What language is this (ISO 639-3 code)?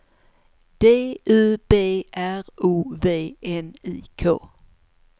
swe